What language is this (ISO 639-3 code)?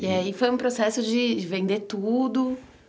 por